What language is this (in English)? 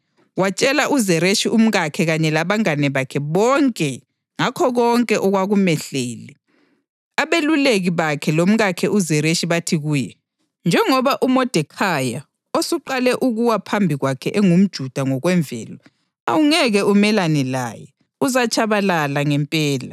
North Ndebele